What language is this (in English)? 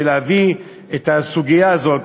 Hebrew